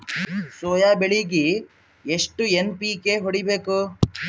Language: Kannada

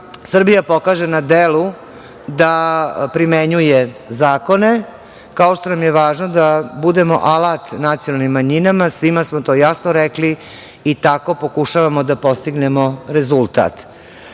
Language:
Serbian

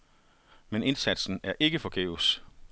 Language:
Danish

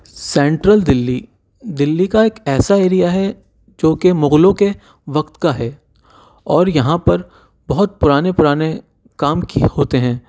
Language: Urdu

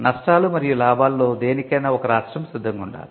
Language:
Telugu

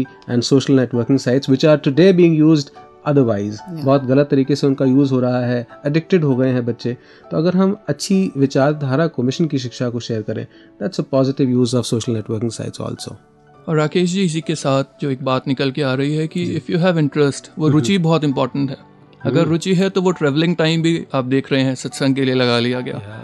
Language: Hindi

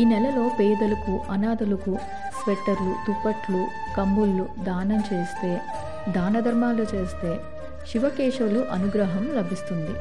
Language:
Telugu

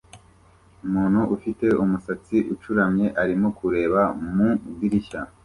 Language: Kinyarwanda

